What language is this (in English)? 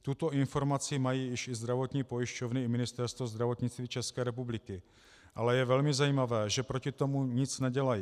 Czech